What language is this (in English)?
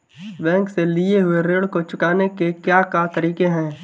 Hindi